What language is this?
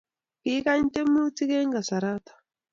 Kalenjin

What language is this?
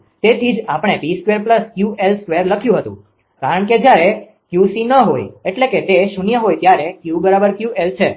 Gujarati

